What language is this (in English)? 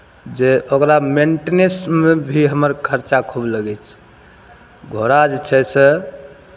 Maithili